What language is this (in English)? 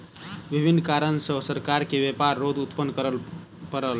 Maithili